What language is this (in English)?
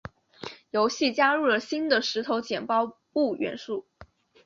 Chinese